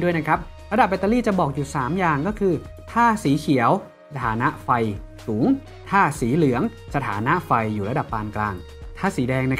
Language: Thai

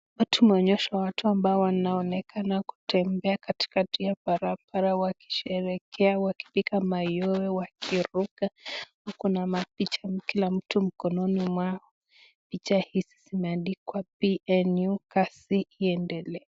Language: Swahili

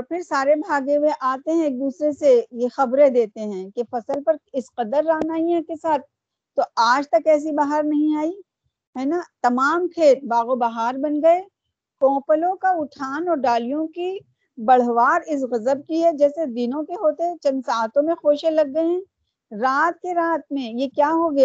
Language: Urdu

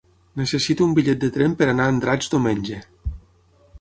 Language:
Catalan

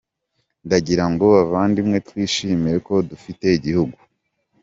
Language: Kinyarwanda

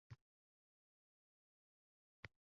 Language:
Uzbek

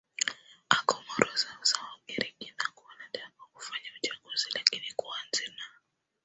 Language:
Swahili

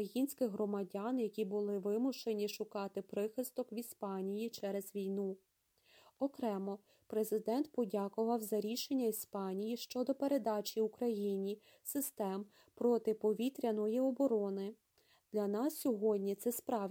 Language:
Ukrainian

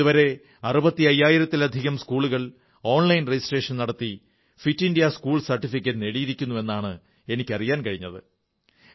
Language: Malayalam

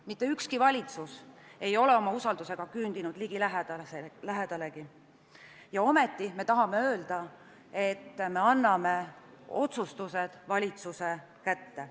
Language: Estonian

